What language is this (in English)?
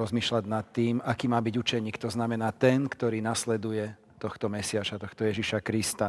Slovak